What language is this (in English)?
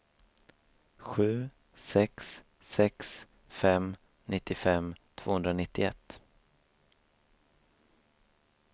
Swedish